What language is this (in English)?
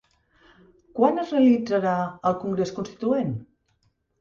Catalan